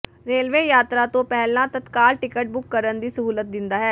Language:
Punjabi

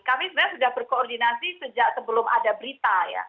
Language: Indonesian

